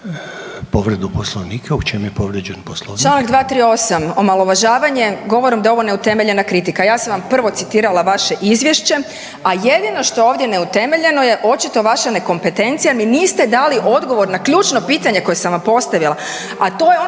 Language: Croatian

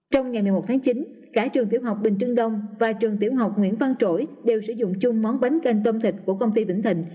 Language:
Vietnamese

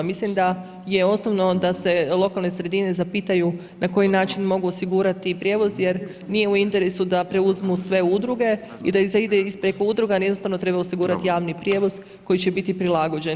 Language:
Croatian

